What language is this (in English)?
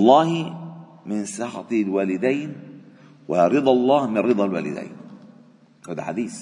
Arabic